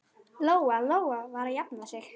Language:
Icelandic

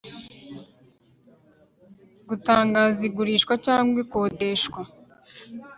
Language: Kinyarwanda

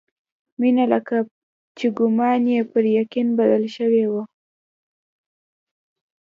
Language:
Pashto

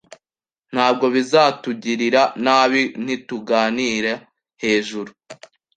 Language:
Kinyarwanda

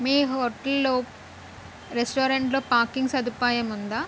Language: Telugu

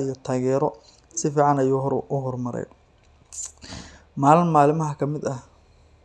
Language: Somali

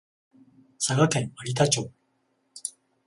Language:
Japanese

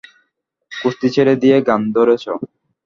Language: Bangla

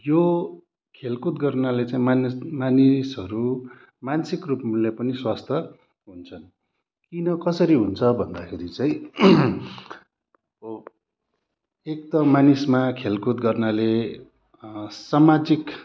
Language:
Nepali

